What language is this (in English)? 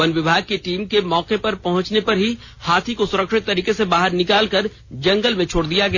Hindi